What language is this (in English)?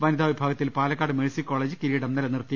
Malayalam